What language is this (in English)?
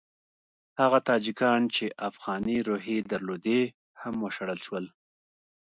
Pashto